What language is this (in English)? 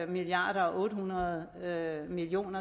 Danish